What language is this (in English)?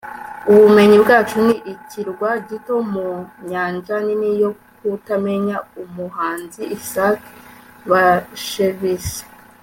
Kinyarwanda